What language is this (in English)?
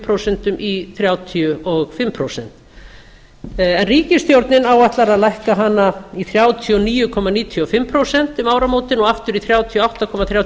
Icelandic